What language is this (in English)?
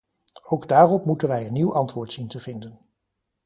Dutch